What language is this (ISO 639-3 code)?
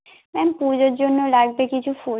ben